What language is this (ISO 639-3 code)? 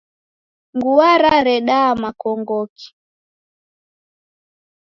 dav